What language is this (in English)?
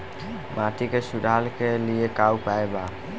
Bhojpuri